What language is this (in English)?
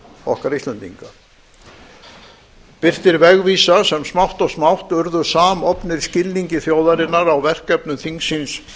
Icelandic